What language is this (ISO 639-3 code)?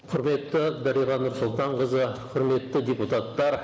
kaz